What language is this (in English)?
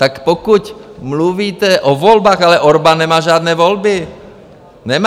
Czech